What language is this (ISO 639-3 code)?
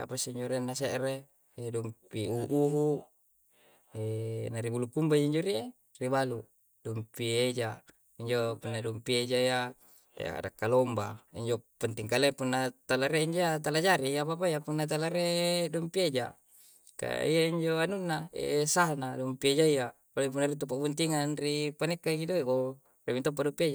kjc